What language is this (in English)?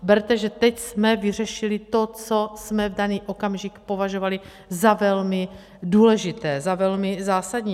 Czech